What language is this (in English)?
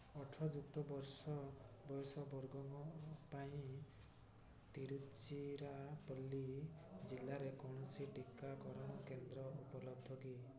Odia